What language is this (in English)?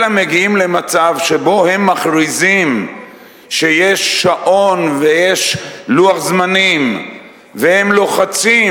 Hebrew